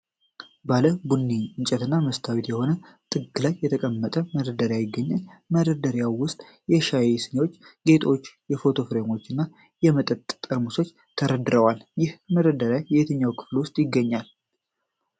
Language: Amharic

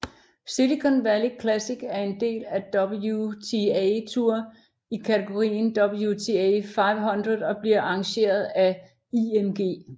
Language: Danish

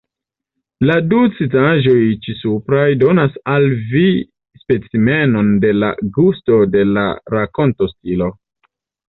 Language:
Esperanto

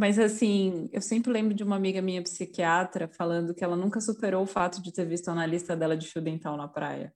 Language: Portuguese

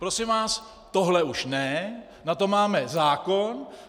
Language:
Czech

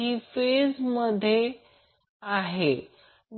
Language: Marathi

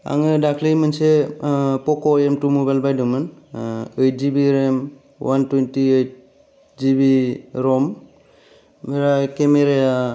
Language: Bodo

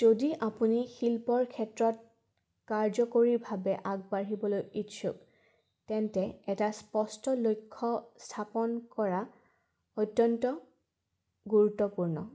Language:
Assamese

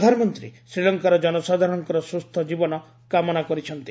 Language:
Odia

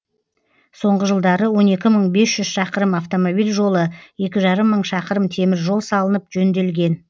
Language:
Kazakh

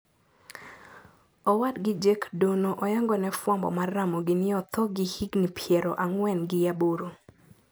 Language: Luo (Kenya and Tanzania)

